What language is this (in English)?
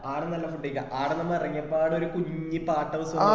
Malayalam